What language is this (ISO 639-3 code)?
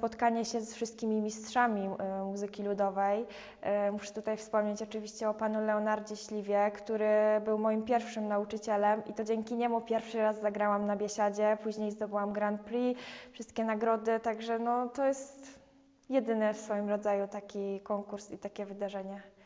pol